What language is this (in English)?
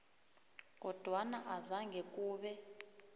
South Ndebele